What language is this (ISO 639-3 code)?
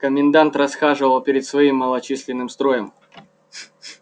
rus